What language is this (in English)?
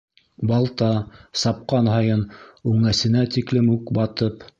Bashkir